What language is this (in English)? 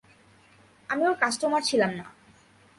Bangla